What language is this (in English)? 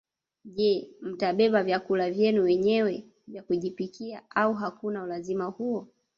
Swahili